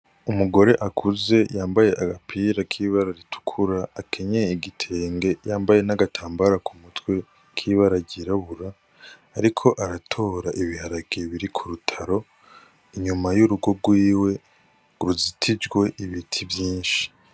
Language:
Rundi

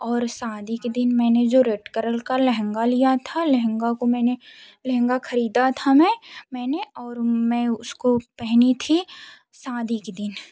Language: Hindi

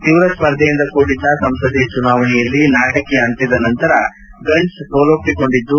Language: Kannada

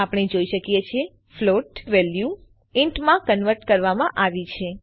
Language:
Gujarati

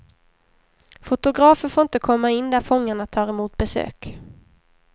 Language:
Swedish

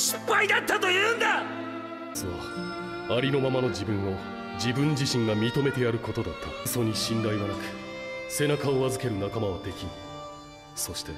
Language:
Japanese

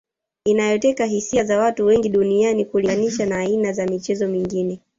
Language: Swahili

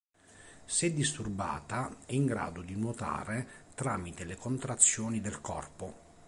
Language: Italian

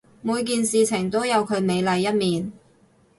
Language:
Cantonese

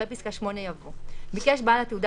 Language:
Hebrew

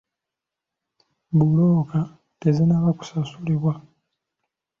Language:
Ganda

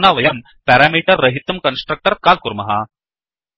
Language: Sanskrit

